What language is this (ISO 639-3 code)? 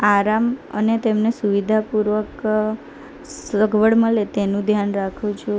guj